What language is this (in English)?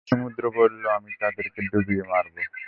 Bangla